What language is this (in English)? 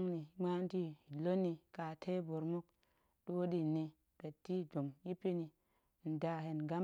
Goemai